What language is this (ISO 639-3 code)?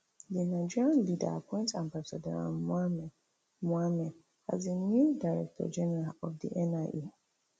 pcm